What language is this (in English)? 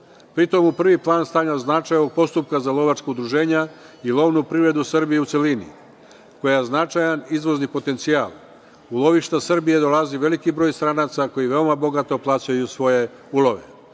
Serbian